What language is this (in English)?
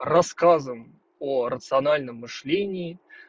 Russian